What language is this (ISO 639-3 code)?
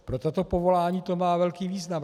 ces